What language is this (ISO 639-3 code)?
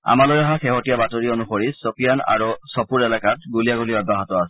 asm